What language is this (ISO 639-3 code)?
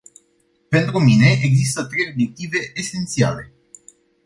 ron